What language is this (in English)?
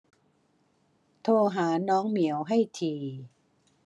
Thai